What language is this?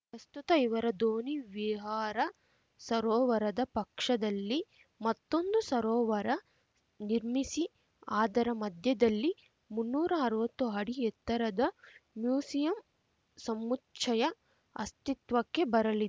Kannada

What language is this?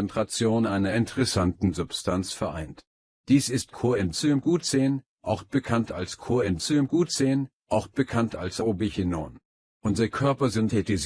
German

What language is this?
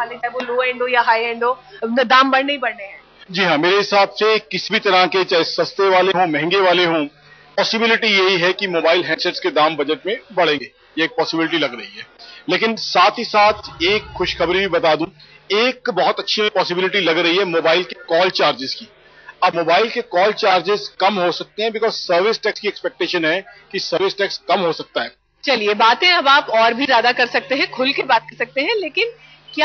Hindi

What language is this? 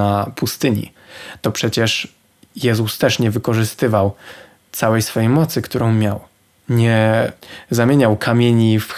Polish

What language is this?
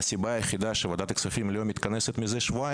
Hebrew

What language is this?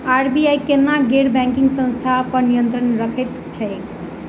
Maithili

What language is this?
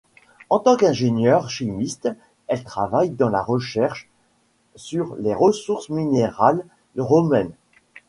French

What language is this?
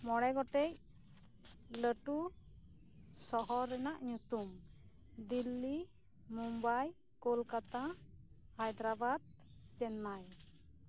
Santali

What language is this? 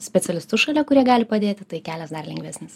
Lithuanian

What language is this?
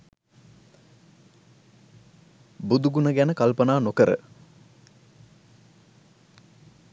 Sinhala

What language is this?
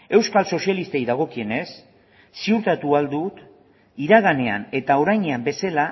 Basque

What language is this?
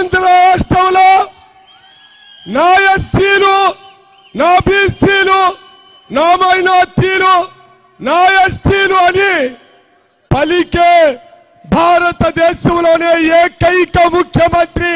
Telugu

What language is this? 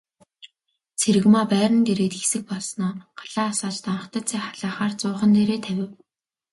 Mongolian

